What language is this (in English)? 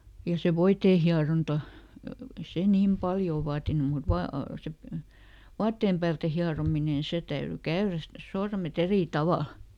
Finnish